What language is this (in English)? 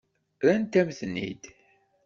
Kabyle